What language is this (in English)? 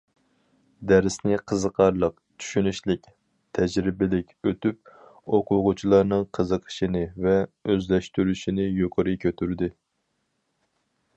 Uyghur